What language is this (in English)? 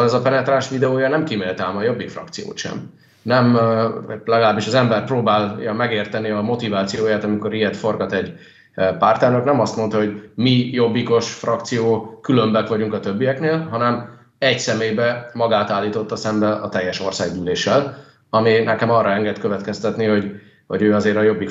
Hungarian